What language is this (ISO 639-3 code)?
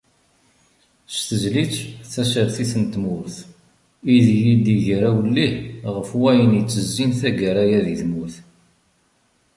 kab